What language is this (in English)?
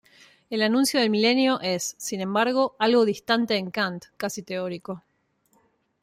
Spanish